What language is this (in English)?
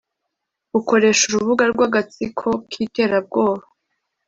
Kinyarwanda